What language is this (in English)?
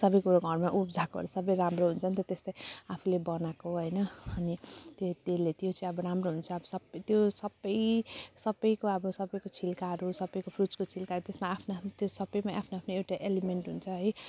Nepali